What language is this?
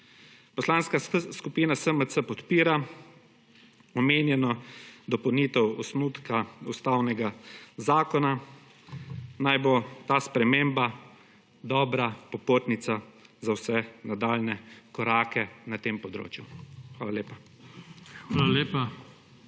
Slovenian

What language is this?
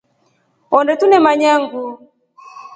Rombo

